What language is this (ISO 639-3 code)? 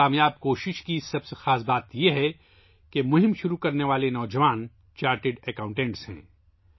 urd